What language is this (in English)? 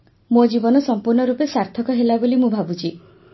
Odia